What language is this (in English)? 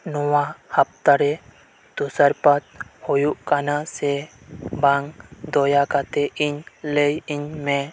Santali